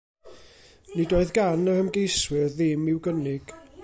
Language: Welsh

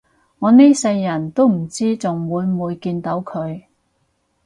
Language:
Cantonese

